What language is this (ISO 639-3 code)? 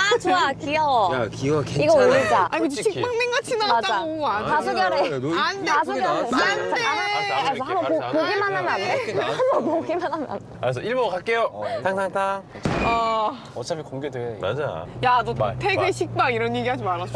kor